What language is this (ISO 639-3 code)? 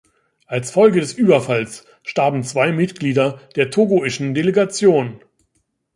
deu